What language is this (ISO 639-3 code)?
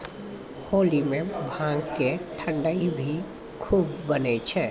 mai